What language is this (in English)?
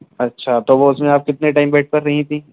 Urdu